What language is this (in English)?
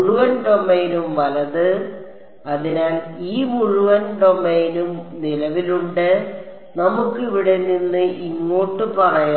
Malayalam